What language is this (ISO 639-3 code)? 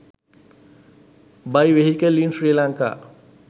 sin